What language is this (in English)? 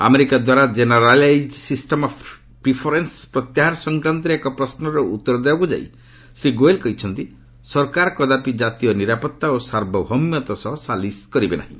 Odia